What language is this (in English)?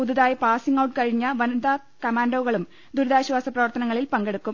Malayalam